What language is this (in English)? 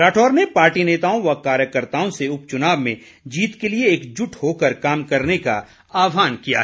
Hindi